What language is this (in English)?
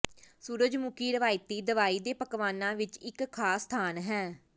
Punjabi